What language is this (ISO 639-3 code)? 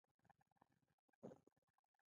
pus